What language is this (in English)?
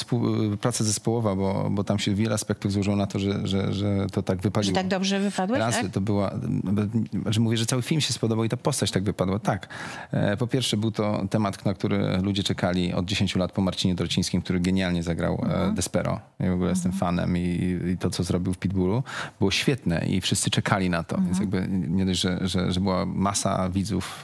Polish